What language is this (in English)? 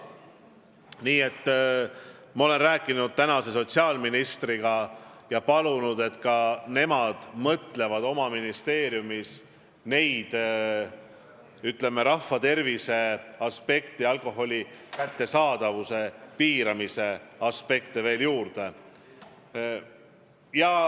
Estonian